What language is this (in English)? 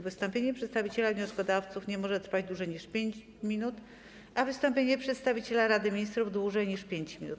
Polish